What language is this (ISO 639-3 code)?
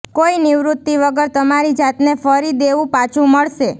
guj